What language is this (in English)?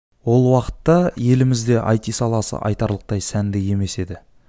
Kazakh